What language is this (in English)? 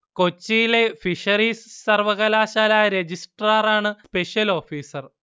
Malayalam